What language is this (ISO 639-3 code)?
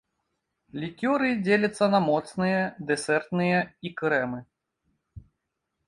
bel